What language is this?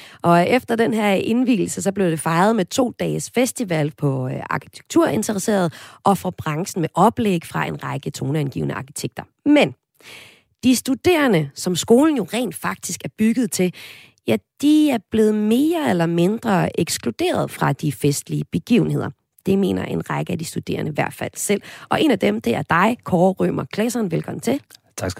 Danish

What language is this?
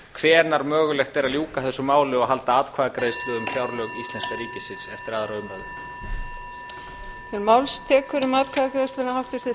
Icelandic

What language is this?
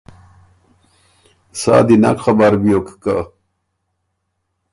Ormuri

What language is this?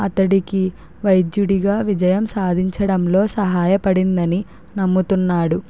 Telugu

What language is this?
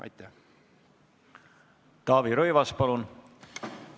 Estonian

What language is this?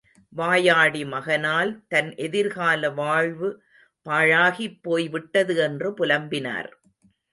Tamil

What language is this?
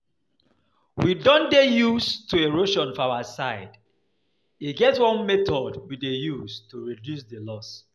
Nigerian Pidgin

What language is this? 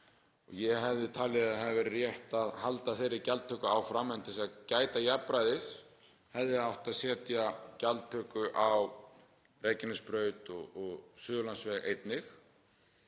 Icelandic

